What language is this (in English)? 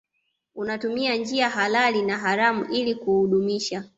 Swahili